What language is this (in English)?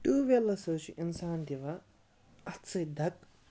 Kashmiri